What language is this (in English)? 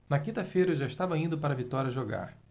Portuguese